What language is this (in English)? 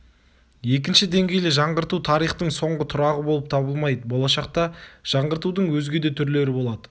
Kazakh